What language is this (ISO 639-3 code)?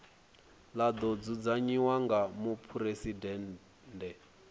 ven